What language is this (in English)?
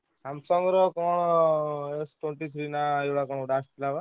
Odia